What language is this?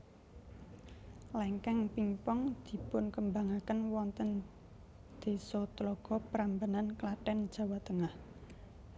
Javanese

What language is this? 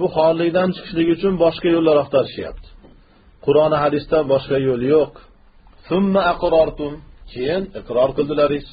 Turkish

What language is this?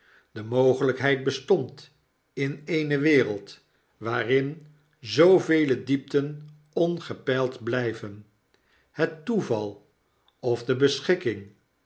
Dutch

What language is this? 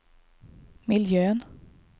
Swedish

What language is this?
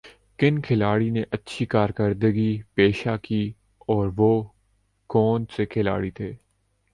Urdu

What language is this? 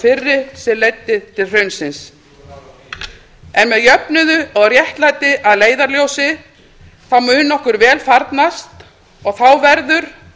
Icelandic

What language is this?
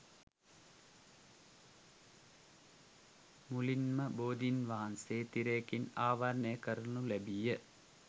Sinhala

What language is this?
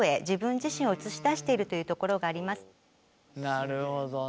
Japanese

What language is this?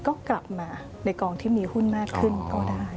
Thai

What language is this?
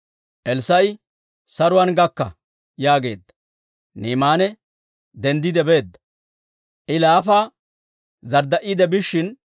Dawro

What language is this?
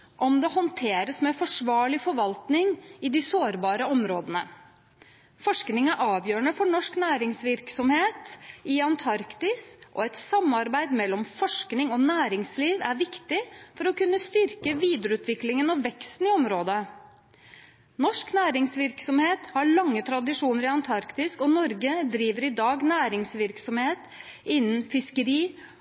Norwegian Bokmål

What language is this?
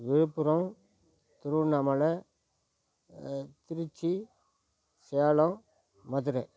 Tamil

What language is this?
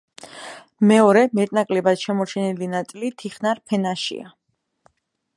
Georgian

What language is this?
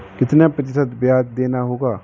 Hindi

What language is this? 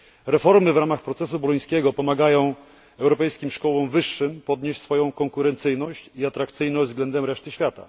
Polish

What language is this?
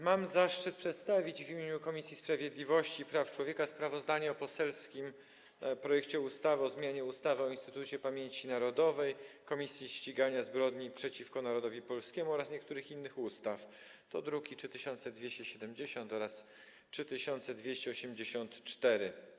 Polish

